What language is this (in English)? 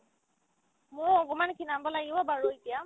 Assamese